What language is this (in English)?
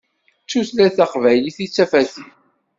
Kabyle